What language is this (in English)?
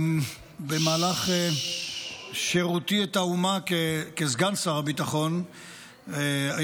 Hebrew